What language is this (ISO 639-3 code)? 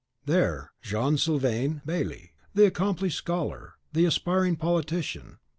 eng